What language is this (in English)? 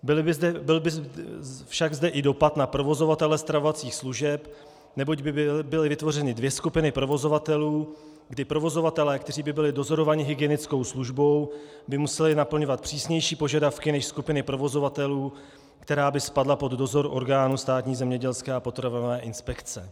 Czech